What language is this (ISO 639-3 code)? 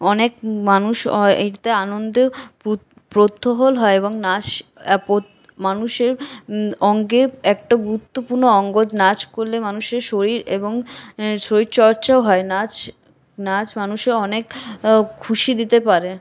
ben